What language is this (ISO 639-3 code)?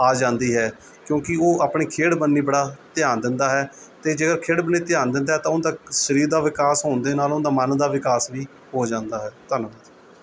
pan